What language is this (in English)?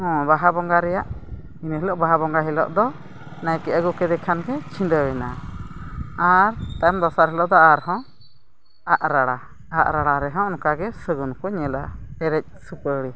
Santali